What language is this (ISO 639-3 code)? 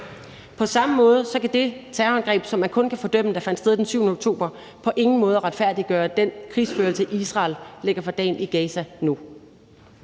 dan